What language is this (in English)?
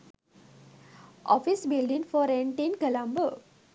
Sinhala